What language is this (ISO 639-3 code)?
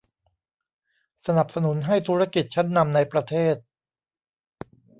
tha